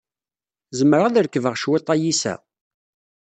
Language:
Kabyle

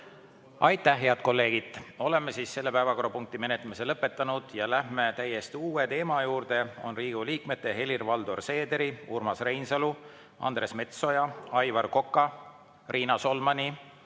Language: Estonian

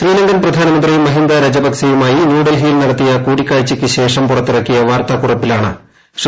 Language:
Malayalam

